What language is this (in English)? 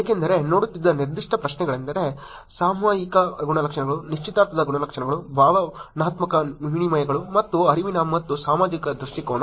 Kannada